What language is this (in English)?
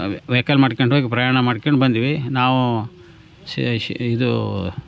Kannada